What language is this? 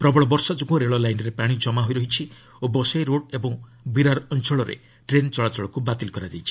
Odia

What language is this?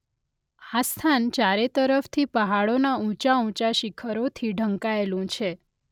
Gujarati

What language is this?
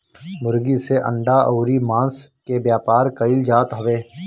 Bhojpuri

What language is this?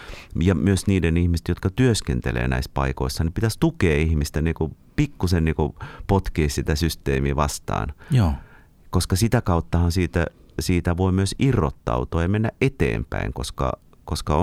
Finnish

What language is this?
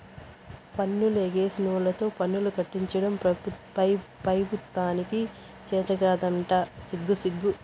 Telugu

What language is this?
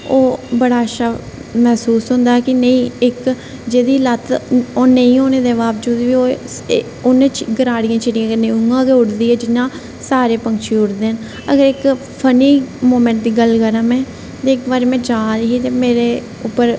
Dogri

